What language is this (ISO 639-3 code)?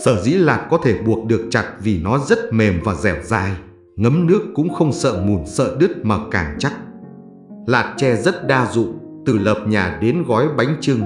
vie